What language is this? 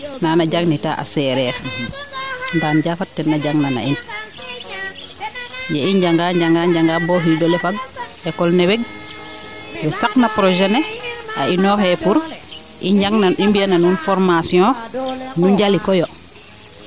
Serer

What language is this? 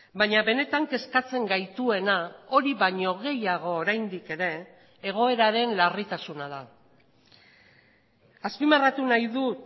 Basque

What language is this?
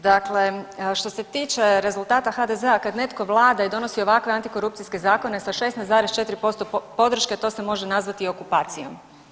Croatian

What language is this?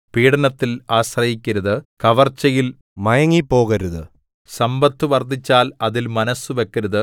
Malayalam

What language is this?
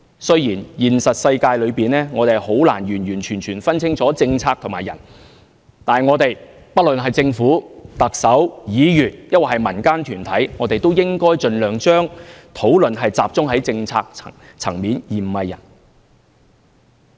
Cantonese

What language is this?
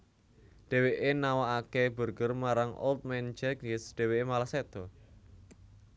Javanese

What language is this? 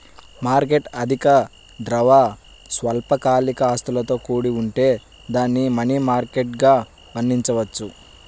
Telugu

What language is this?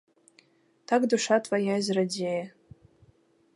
Belarusian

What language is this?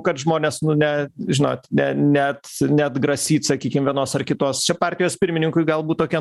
Lithuanian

